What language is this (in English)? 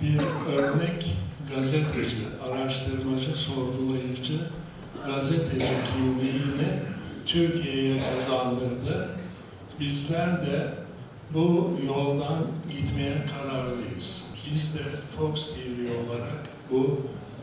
Turkish